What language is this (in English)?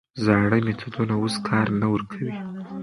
Pashto